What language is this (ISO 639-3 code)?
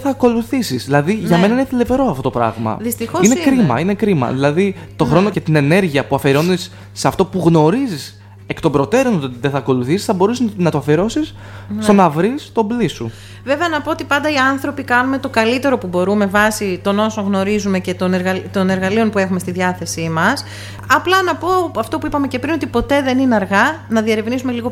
ell